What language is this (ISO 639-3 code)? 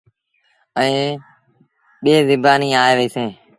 sbn